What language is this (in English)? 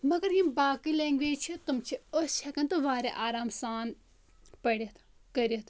Kashmiri